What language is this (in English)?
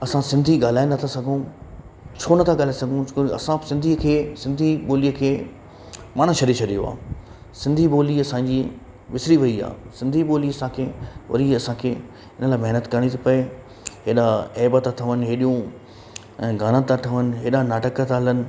Sindhi